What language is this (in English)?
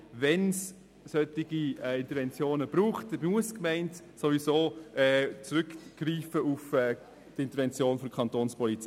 Swiss German